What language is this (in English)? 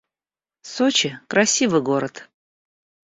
Russian